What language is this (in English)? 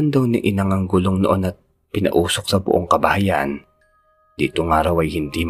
Filipino